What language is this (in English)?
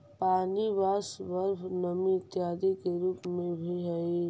Magahi